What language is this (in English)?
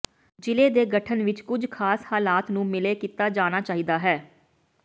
Punjabi